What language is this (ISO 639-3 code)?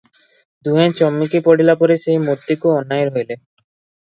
ori